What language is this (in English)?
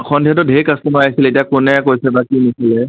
Assamese